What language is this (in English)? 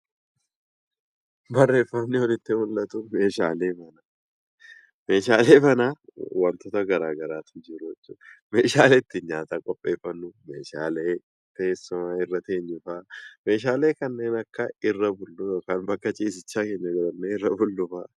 Oromo